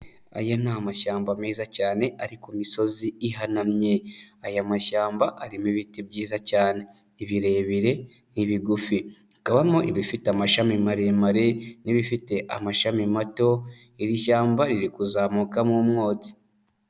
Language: Kinyarwanda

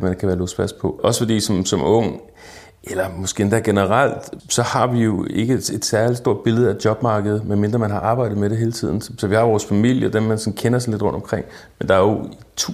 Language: Danish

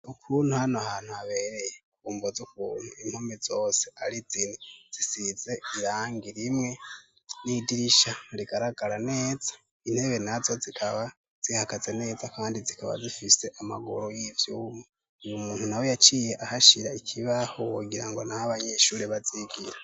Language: Rundi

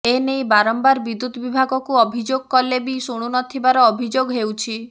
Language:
Odia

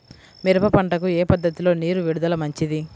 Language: Telugu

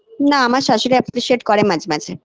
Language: Bangla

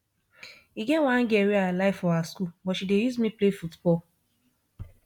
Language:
Nigerian Pidgin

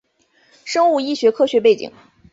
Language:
Chinese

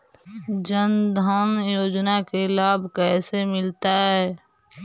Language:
Magahi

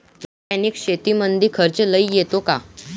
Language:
Marathi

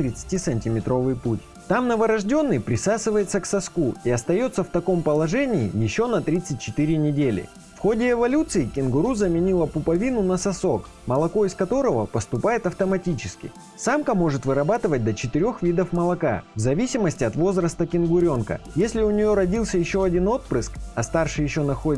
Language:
Russian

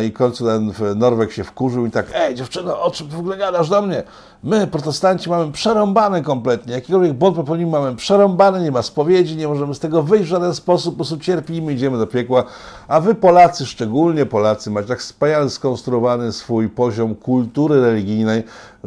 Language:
Polish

